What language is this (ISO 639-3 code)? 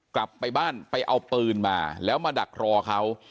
tha